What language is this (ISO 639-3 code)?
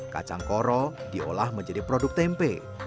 ind